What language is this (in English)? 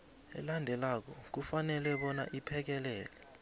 South Ndebele